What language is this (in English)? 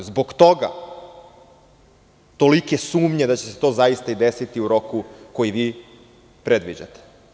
Serbian